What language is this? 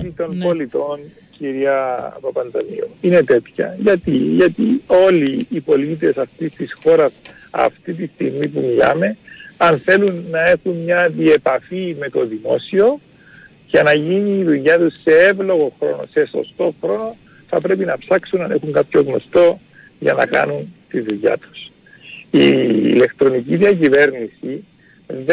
Greek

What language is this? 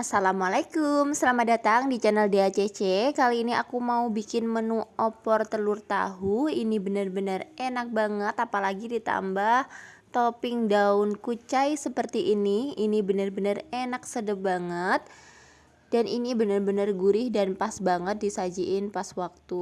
Indonesian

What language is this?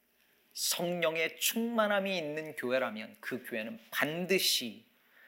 Korean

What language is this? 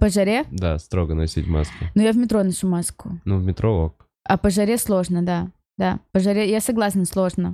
Russian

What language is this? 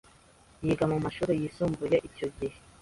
Kinyarwanda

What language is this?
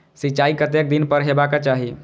Maithili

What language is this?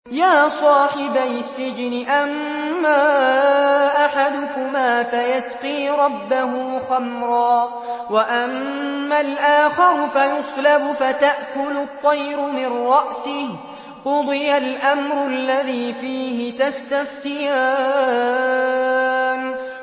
Arabic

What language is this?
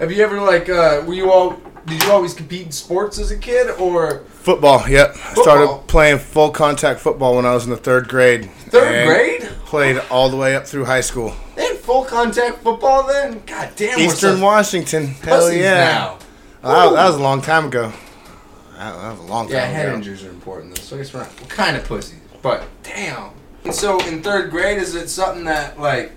English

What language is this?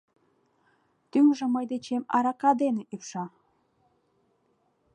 Mari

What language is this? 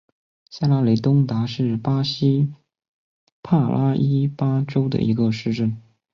Chinese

